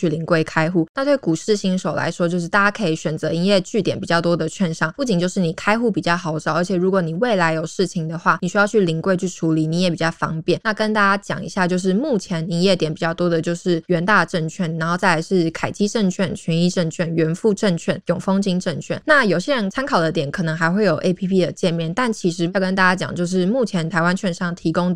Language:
Chinese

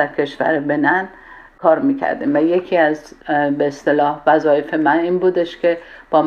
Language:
Persian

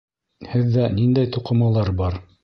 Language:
Bashkir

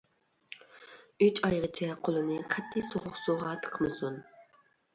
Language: Uyghur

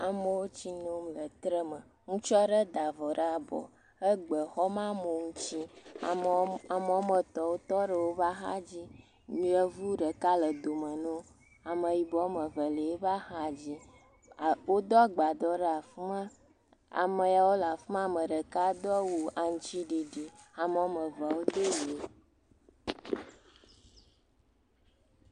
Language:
Ewe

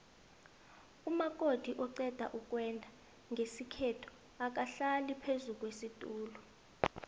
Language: South Ndebele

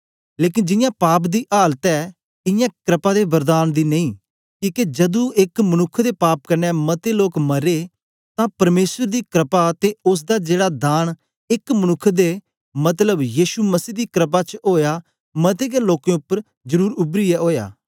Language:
Dogri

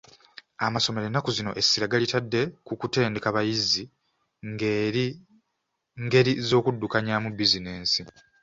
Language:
Ganda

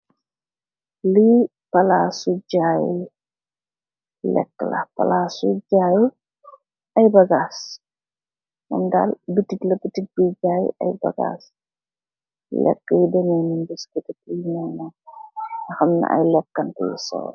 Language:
Wolof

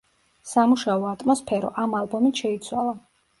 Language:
Georgian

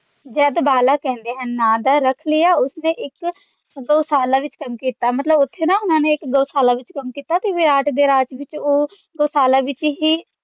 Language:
Punjabi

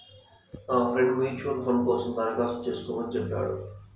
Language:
Telugu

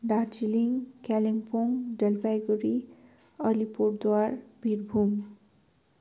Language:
Nepali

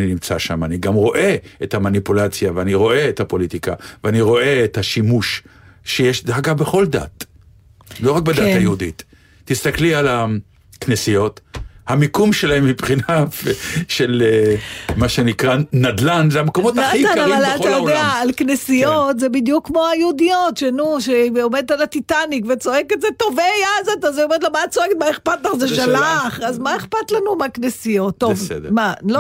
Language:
Hebrew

